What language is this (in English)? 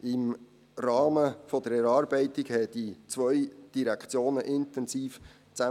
Swiss German